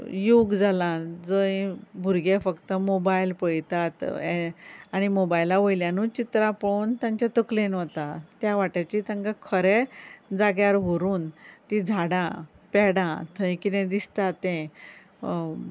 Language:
Konkani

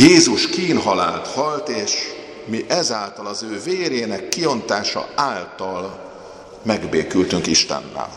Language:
Hungarian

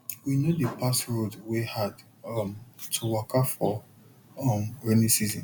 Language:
Nigerian Pidgin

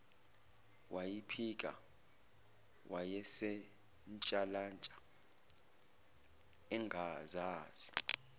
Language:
Zulu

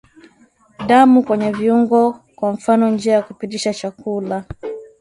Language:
Swahili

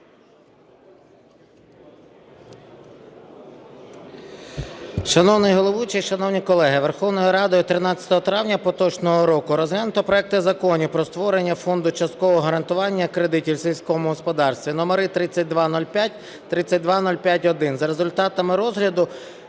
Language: Ukrainian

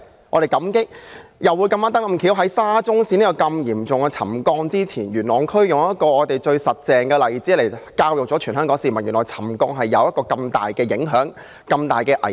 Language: Cantonese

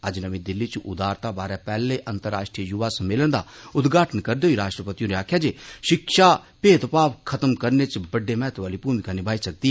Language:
Dogri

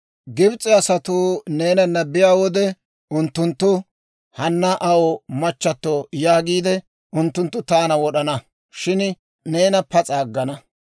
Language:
Dawro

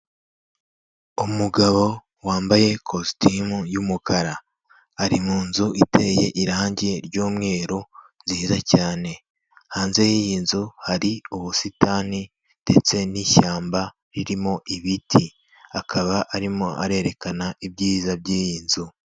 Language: Kinyarwanda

